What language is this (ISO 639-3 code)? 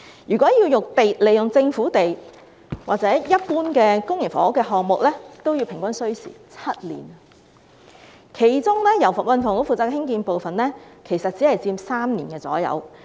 yue